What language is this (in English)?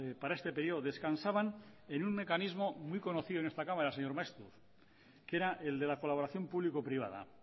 Spanish